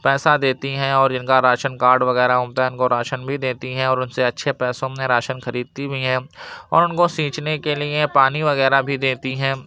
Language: Urdu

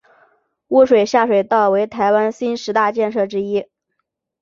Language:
Chinese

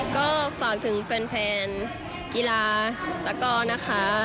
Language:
Thai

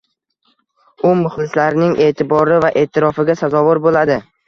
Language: Uzbek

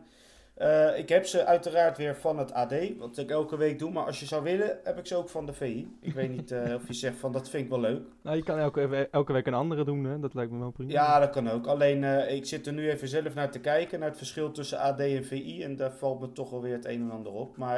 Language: Dutch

